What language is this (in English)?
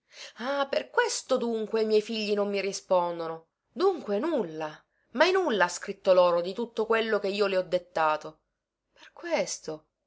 Italian